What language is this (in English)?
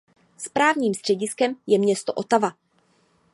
Czech